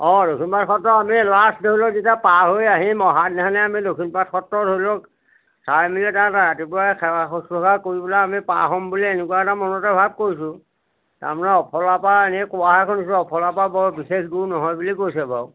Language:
Assamese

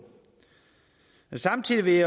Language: Danish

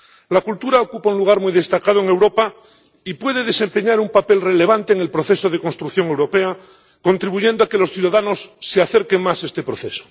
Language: Spanish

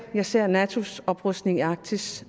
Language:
Danish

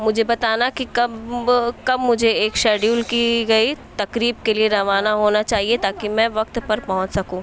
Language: Urdu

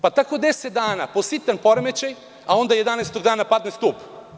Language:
Serbian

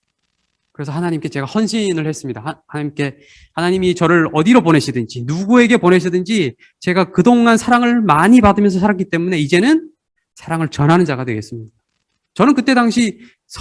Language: Korean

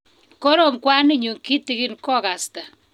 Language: Kalenjin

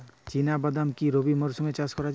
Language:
Bangla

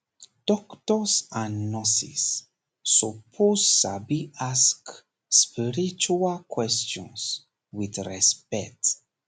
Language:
Nigerian Pidgin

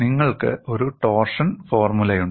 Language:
Malayalam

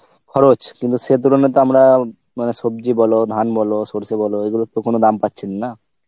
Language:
Bangla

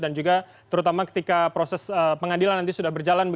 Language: Indonesian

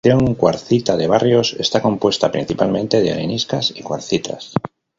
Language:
Spanish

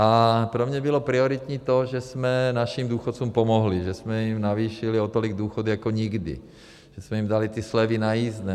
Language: Czech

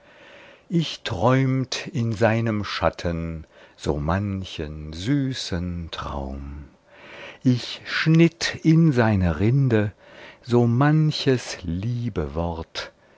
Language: German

